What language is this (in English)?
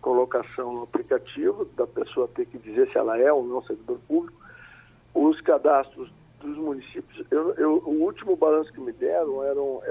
Portuguese